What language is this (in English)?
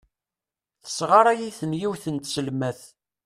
Kabyle